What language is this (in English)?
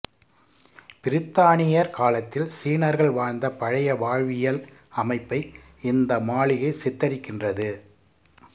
Tamil